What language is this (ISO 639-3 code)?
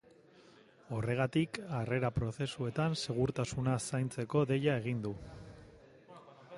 eus